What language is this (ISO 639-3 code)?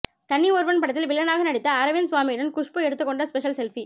tam